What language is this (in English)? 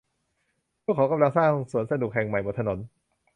Thai